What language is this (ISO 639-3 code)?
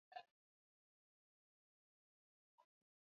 swa